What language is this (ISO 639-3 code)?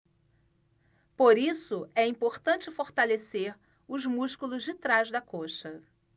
por